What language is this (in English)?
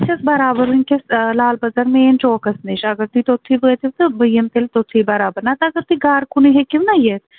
Kashmiri